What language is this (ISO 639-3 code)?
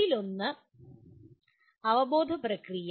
mal